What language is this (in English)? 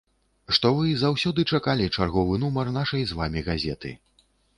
Belarusian